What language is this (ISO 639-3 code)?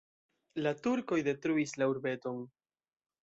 epo